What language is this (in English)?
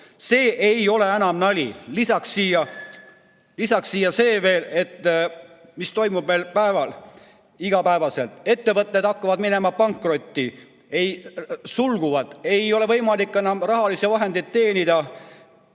Estonian